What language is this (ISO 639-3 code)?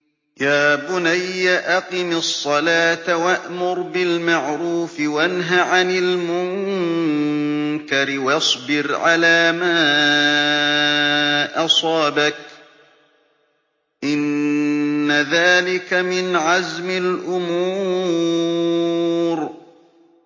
ara